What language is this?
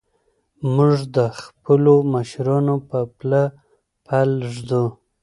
Pashto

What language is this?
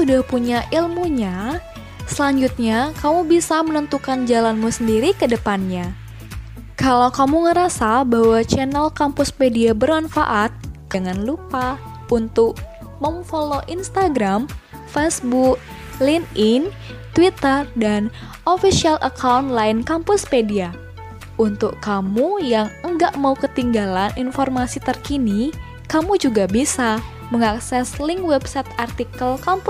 Indonesian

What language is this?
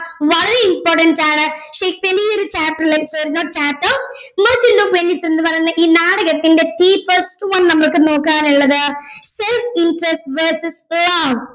Malayalam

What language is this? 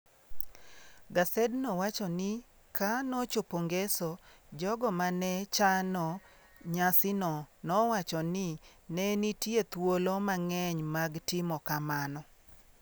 Luo (Kenya and Tanzania)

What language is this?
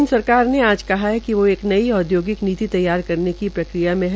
Hindi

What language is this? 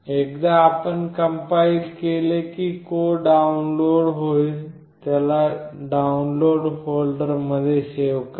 Marathi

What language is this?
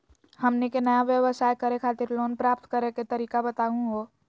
Magahi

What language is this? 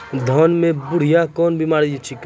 Maithili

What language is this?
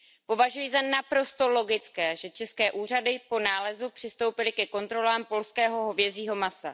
Czech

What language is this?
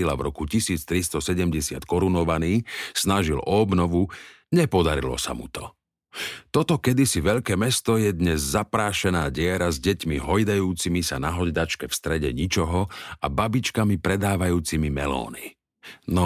Slovak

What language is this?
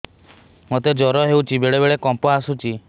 Odia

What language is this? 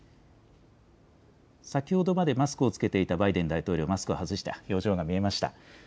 Japanese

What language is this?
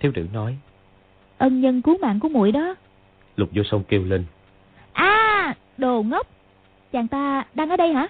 Vietnamese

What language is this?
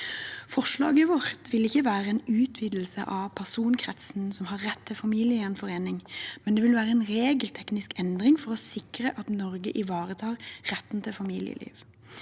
Norwegian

